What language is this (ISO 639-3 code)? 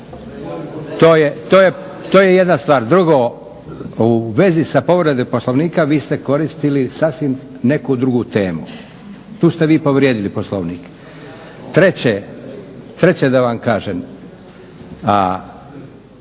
hrv